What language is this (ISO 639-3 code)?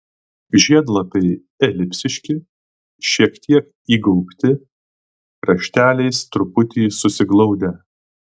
lit